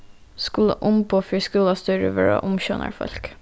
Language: Faroese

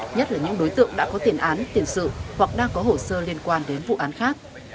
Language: Vietnamese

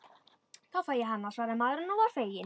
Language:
Icelandic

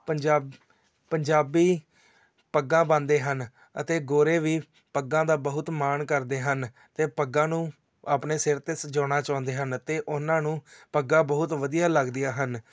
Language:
Punjabi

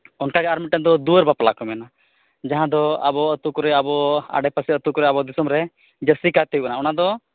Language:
Santali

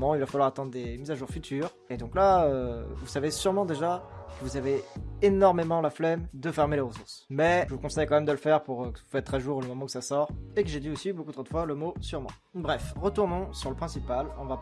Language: French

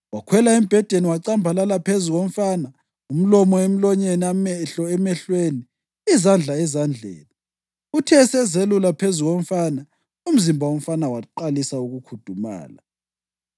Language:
North Ndebele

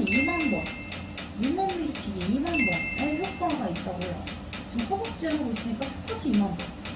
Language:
Korean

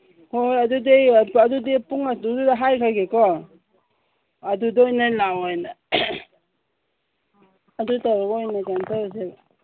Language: Manipuri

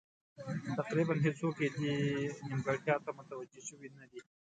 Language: Pashto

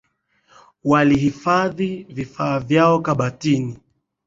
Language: Swahili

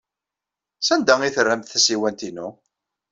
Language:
Kabyle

